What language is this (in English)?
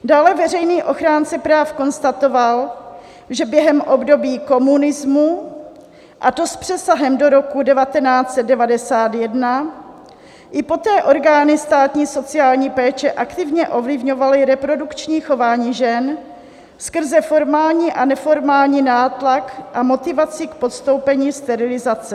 Czech